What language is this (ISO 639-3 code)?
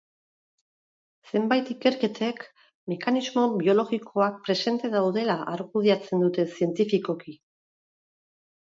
eus